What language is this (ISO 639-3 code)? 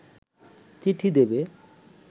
ben